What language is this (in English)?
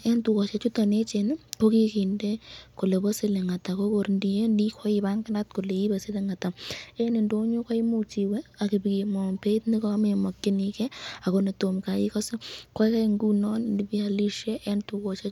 Kalenjin